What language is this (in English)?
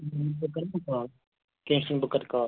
Kashmiri